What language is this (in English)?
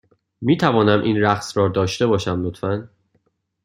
Persian